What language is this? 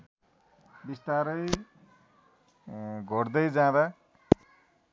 Nepali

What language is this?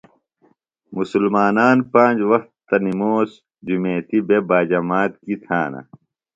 Phalura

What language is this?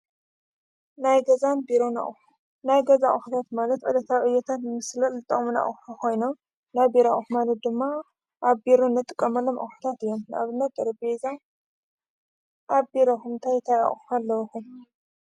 Tigrinya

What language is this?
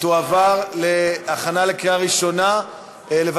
Hebrew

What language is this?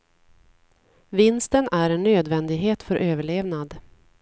Swedish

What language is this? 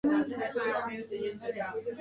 Chinese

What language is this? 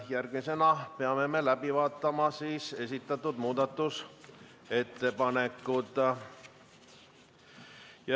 Estonian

